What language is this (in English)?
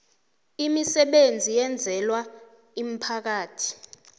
South Ndebele